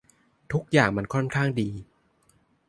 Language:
Thai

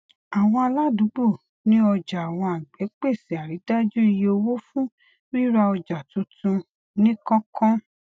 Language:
Yoruba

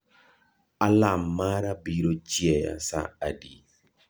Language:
Luo (Kenya and Tanzania)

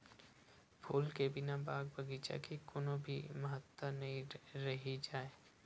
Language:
Chhattisgarhi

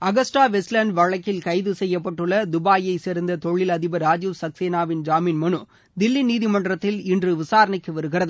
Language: Tamil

